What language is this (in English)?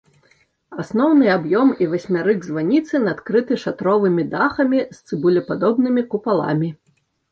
Belarusian